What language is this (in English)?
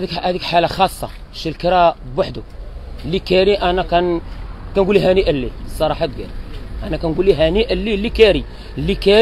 Arabic